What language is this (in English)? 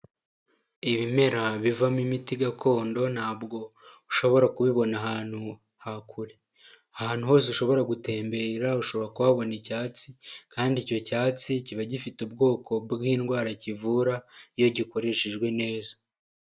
Kinyarwanda